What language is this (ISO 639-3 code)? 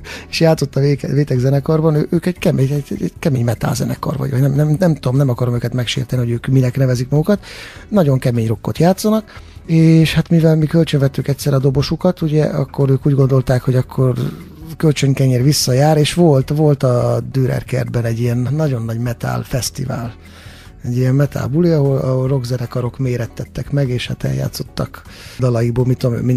hun